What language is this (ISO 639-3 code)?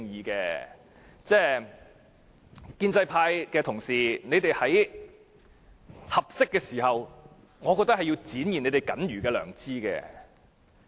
yue